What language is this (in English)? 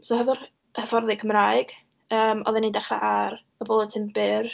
Welsh